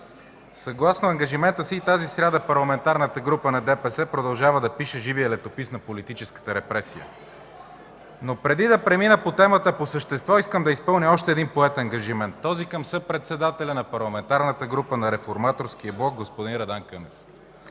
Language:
Bulgarian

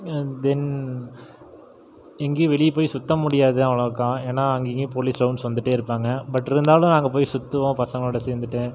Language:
Tamil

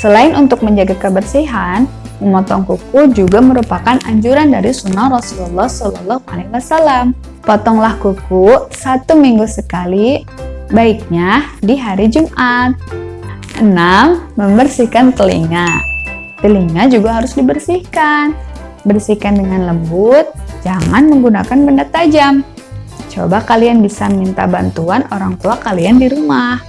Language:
Indonesian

